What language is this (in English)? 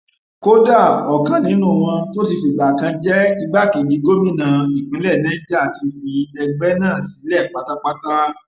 Yoruba